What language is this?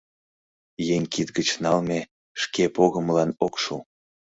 Mari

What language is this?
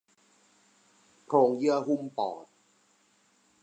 Thai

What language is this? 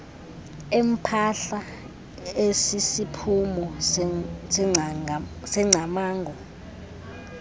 Xhosa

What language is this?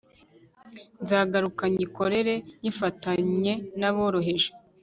Kinyarwanda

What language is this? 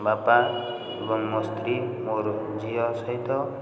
Odia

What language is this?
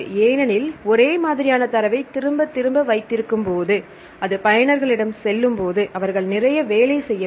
Tamil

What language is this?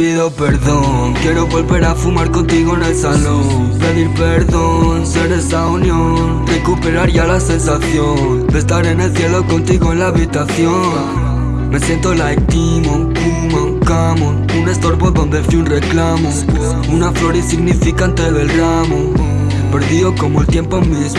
Spanish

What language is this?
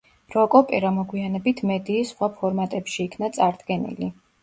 Georgian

